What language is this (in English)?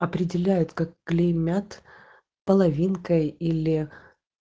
Russian